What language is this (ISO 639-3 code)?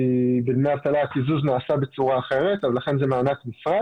heb